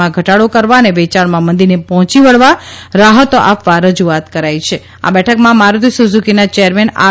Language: Gujarati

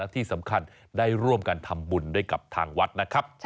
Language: Thai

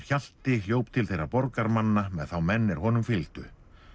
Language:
Icelandic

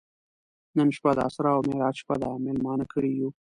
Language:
Pashto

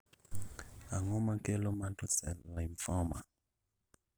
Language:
Luo (Kenya and Tanzania)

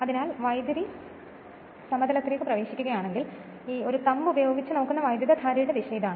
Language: Malayalam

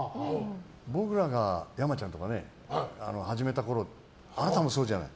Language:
Japanese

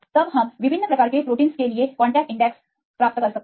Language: Hindi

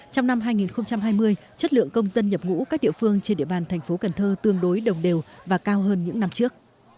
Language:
Vietnamese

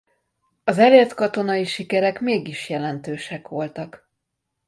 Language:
Hungarian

